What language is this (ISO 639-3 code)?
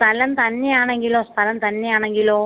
mal